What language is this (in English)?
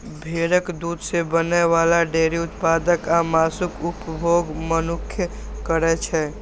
Maithili